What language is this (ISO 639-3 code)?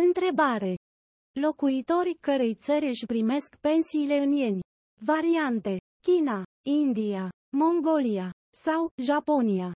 ron